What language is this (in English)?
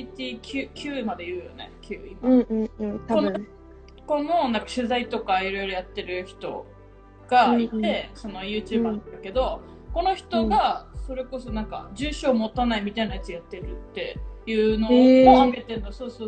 Japanese